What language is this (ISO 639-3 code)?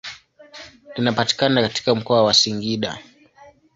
swa